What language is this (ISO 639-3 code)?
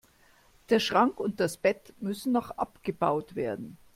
deu